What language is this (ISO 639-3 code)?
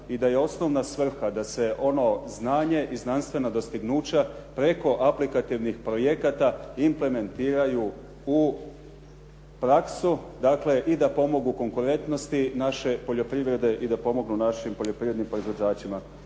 hrv